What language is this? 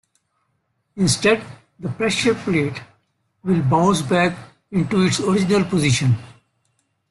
English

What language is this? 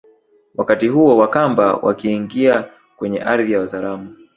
Swahili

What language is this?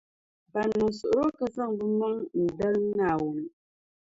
Dagbani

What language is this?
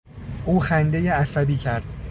Persian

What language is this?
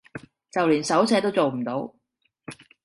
Cantonese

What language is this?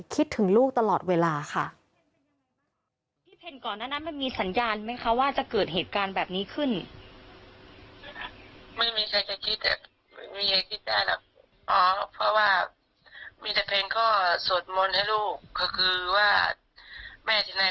Thai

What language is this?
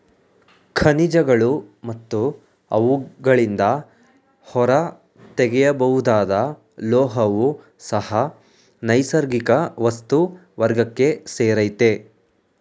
Kannada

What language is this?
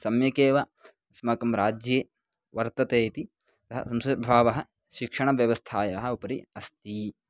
Sanskrit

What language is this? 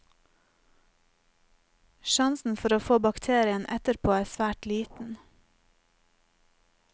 Norwegian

